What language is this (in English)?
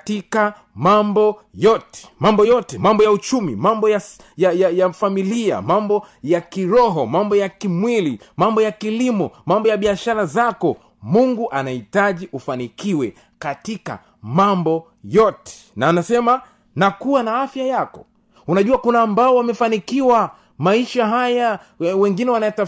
Swahili